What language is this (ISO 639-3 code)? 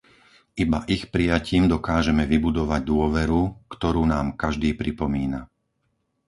slk